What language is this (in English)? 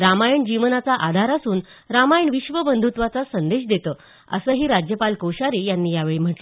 Marathi